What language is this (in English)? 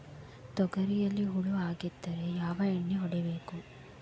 Kannada